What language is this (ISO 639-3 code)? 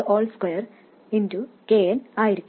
mal